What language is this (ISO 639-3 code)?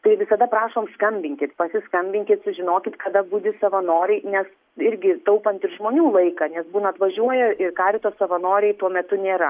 lit